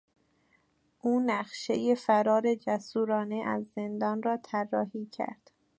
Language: Persian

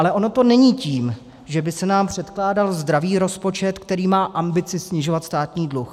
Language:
Czech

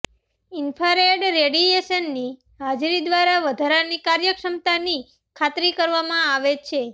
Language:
Gujarati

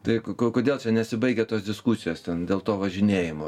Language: Lithuanian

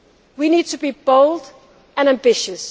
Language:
English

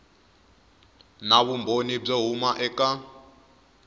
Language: Tsonga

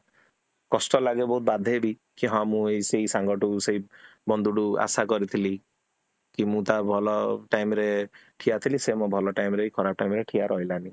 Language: Odia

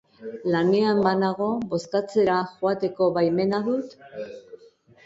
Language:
Basque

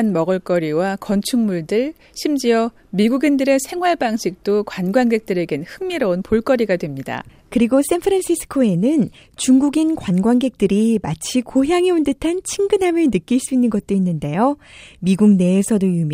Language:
Korean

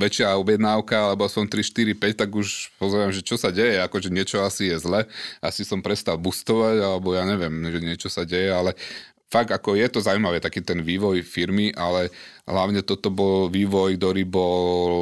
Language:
Slovak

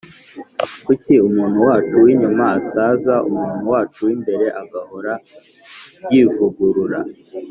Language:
Kinyarwanda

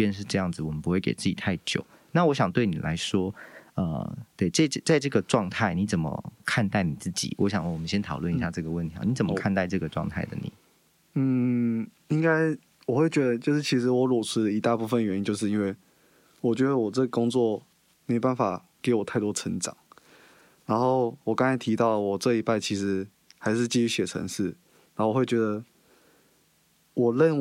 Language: Chinese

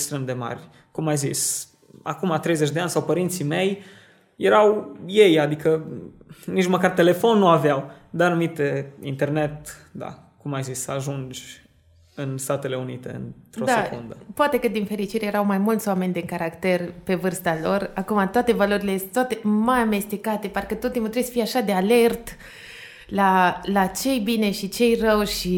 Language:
Romanian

